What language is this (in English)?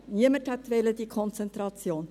Swiss German